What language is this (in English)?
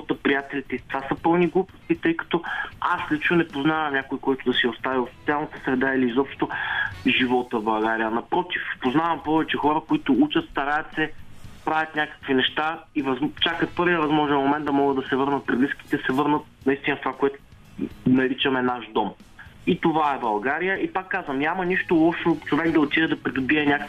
Bulgarian